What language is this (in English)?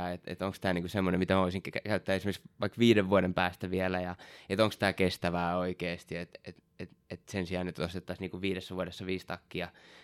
Finnish